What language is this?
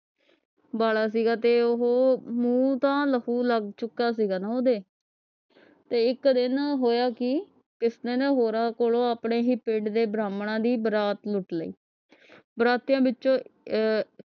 Punjabi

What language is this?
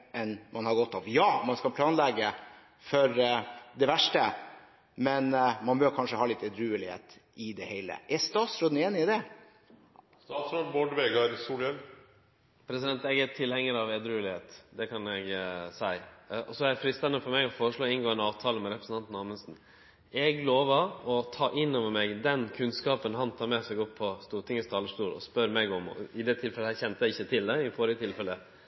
Norwegian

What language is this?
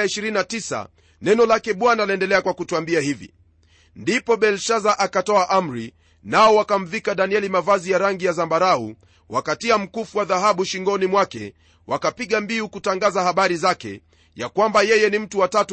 Swahili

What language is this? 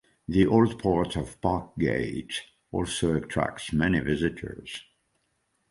English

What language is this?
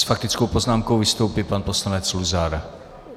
Czech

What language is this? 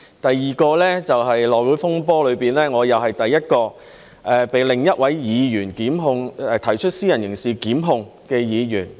Cantonese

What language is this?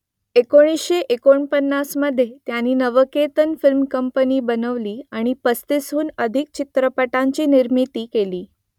Marathi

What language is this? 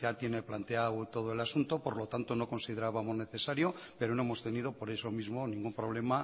Spanish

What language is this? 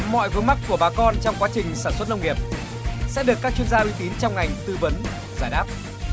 Vietnamese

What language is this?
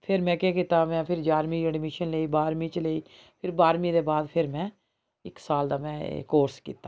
Dogri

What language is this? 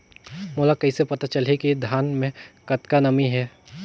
Chhattisgarhi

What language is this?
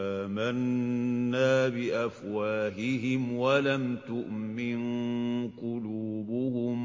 Arabic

